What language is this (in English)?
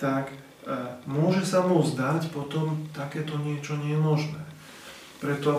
Slovak